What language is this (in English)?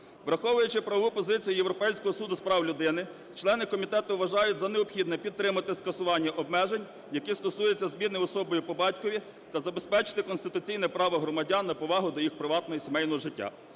Ukrainian